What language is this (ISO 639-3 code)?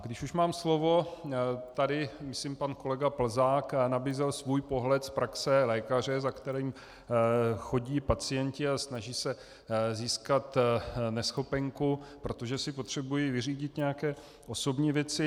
ces